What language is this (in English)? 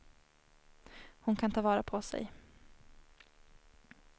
Swedish